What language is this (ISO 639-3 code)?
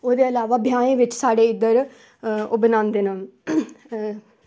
doi